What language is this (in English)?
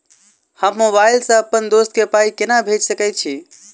Maithili